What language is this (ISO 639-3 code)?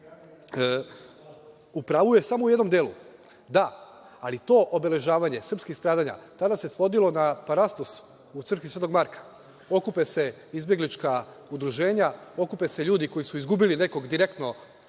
srp